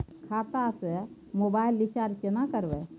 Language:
Maithili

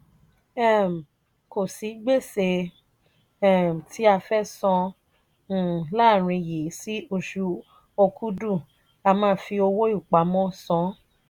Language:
Yoruba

